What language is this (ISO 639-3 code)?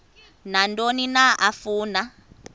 xho